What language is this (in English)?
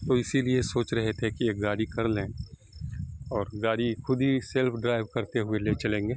Urdu